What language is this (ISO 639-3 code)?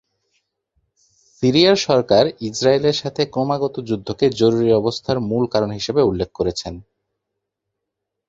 ben